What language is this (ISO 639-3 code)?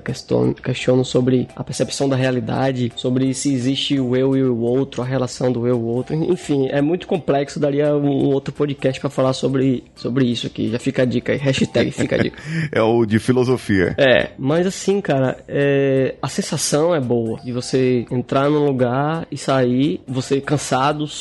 por